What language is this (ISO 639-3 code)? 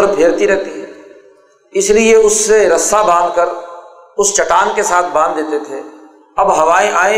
urd